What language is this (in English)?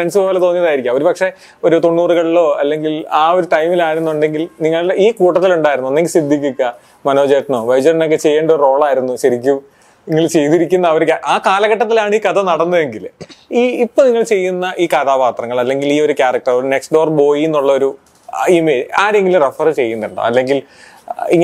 Malayalam